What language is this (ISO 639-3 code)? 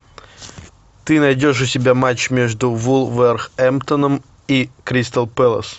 rus